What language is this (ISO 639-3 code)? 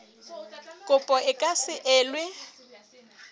sot